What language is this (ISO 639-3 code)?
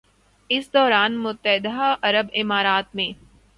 urd